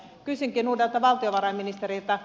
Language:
Finnish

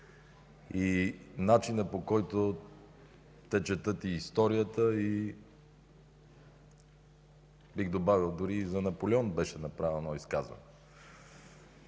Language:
Bulgarian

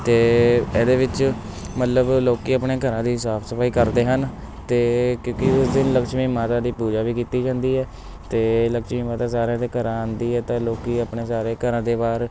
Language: Punjabi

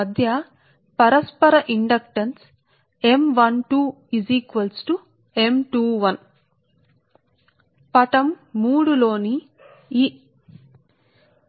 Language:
Telugu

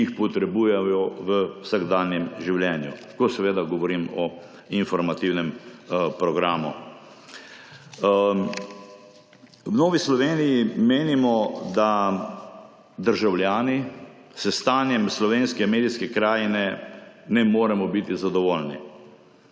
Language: Slovenian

